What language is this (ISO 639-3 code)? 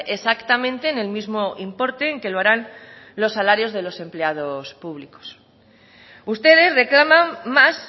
spa